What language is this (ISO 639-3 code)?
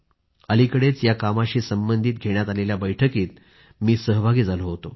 mar